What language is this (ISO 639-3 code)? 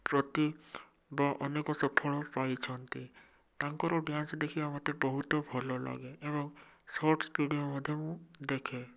ori